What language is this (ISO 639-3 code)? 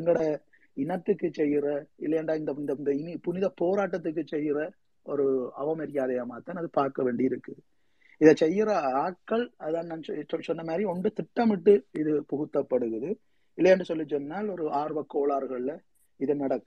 tam